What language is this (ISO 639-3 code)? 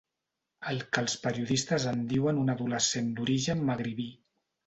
cat